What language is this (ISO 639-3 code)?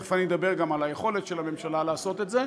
heb